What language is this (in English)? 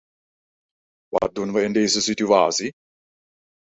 Dutch